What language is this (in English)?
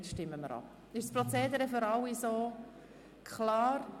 Swiss German